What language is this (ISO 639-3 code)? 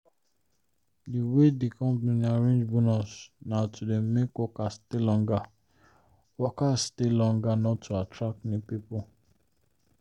pcm